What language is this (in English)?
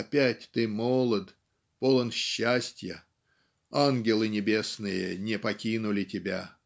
Russian